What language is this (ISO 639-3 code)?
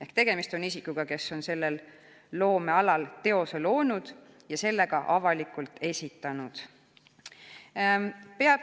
est